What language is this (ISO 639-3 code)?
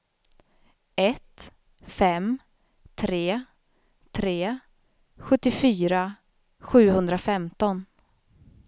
swe